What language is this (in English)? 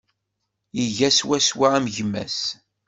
Kabyle